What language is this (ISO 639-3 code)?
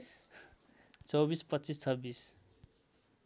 nep